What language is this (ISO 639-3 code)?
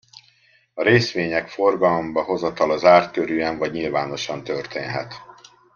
hun